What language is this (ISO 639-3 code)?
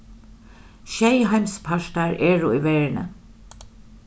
fao